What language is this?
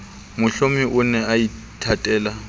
Southern Sotho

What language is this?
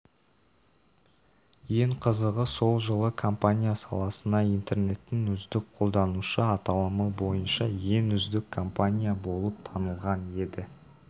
Kazakh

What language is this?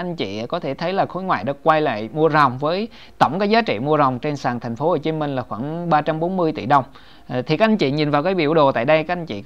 Vietnamese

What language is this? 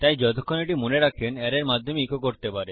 Bangla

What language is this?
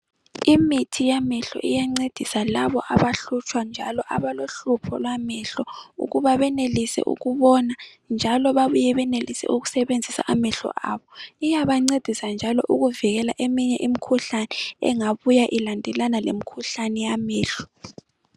North Ndebele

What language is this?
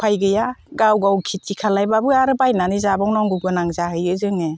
Bodo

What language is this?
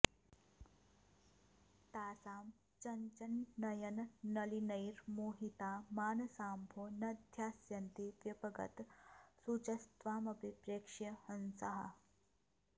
Sanskrit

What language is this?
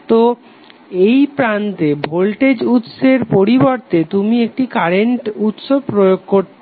Bangla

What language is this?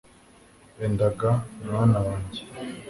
Kinyarwanda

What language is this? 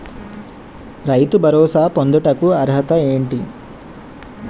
Telugu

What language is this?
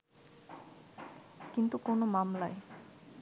Bangla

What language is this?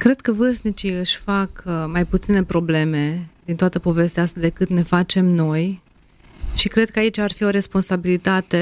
Romanian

